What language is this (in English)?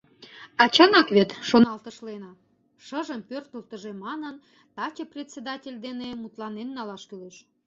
Mari